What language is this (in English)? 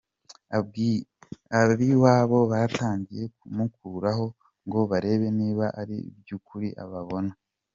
Kinyarwanda